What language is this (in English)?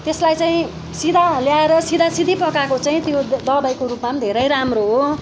Nepali